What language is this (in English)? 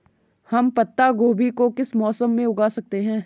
Hindi